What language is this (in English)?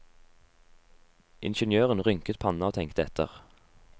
Norwegian